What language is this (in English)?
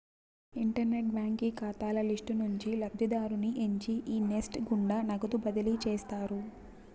Telugu